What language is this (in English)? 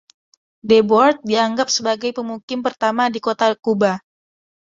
Indonesian